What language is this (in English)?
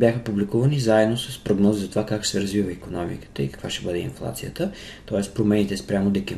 Bulgarian